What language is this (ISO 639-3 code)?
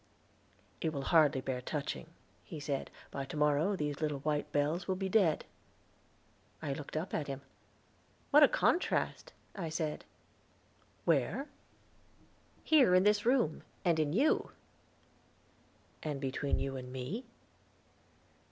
eng